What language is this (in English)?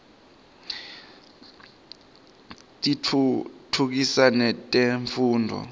Swati